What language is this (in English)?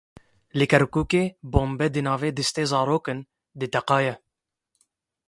Kurdish